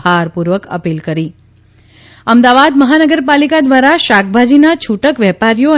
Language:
Gujarati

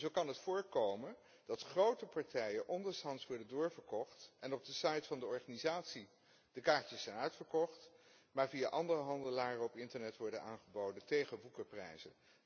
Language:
Dutch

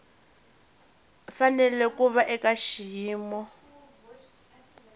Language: Tsonga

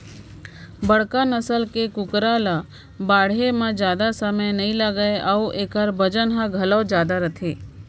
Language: Chhattisgarhi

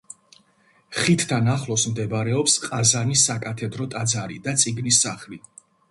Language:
Georgian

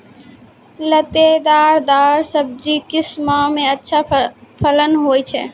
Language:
Maithili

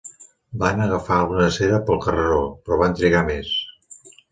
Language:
Catalan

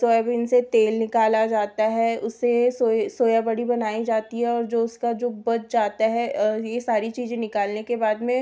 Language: Hindi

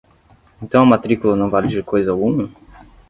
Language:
Portuguese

